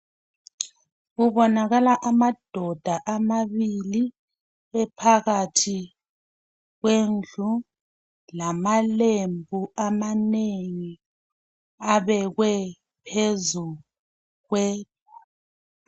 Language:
North Ndebele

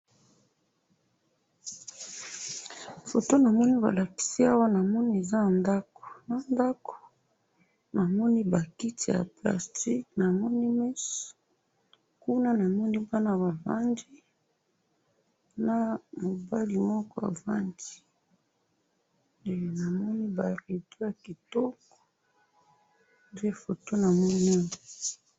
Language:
Lingala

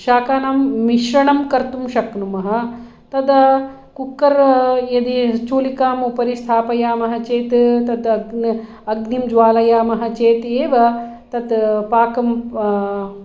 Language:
Sanskrit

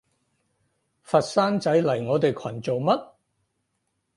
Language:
Cantonese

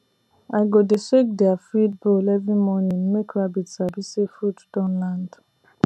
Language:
Nigerian Pidgin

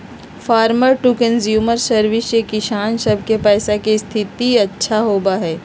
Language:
Magahi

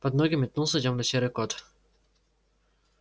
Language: Russian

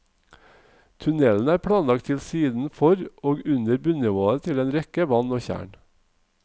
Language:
Norwegian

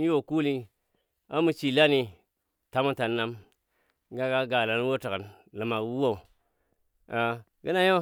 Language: Dadiya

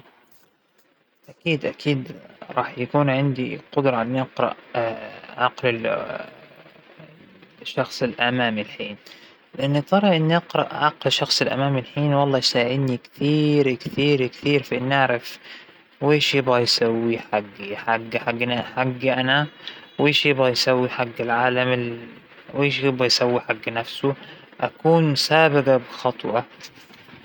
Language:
Hijazi Arabic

